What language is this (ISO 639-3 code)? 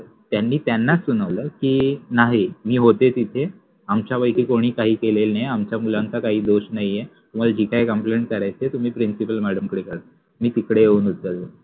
mar